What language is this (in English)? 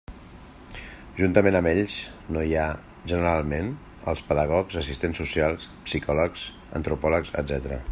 Catalan